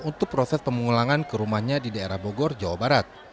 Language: Indonesian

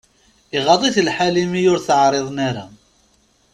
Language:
Kabyle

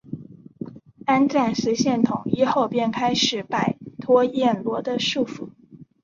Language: Chinese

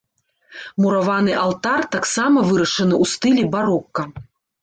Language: Belarusian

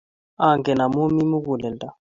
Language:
Kalenjin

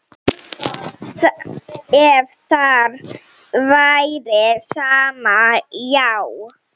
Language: Icelandic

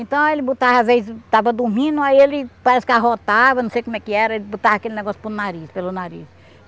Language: Portuguese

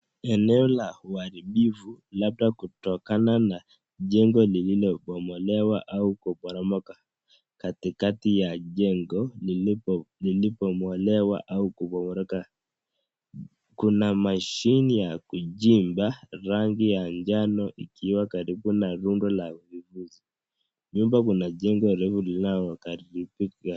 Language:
Swahili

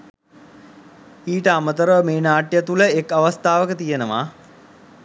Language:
Sinhala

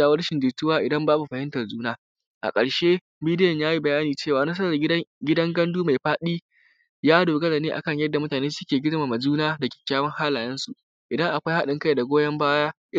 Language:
Hausa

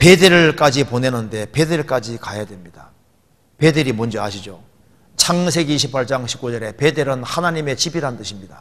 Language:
Korean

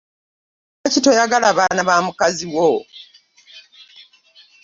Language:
Ganda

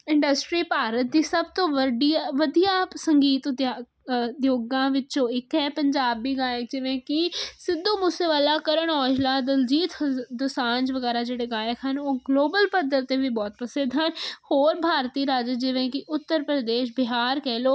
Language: Punjabi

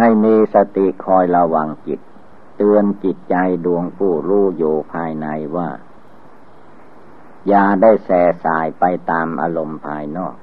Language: Thai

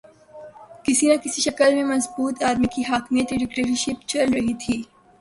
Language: Urdu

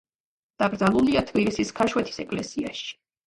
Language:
Georgian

